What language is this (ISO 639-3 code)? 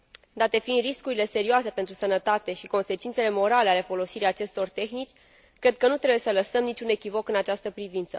ron